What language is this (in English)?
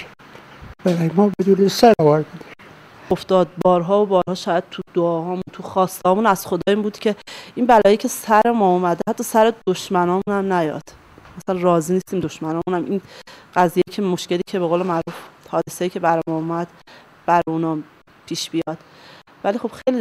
Persian